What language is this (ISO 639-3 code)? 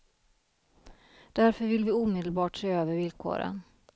swe